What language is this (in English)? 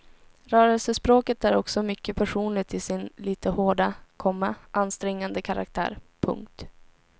Swedish